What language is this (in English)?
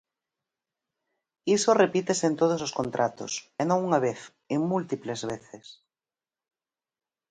Galician